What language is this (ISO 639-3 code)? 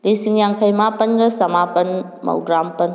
mni